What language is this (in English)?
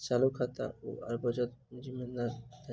Maithili